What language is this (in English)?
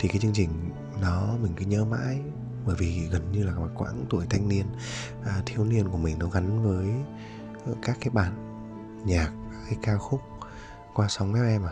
Vietnamese